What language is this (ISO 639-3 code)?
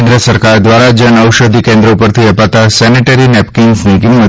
guj